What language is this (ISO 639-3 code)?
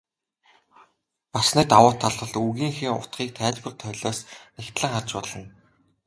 mon